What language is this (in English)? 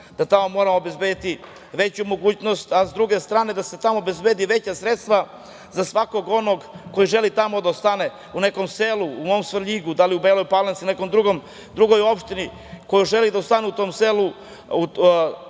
Serbian